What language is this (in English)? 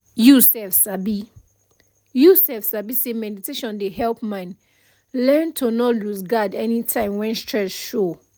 Nigerian Pidgin